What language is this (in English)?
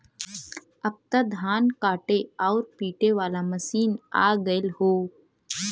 Bhojpuri